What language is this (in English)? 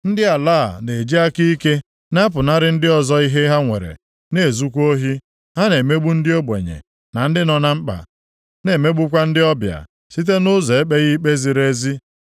Igbo